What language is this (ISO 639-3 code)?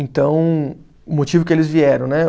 por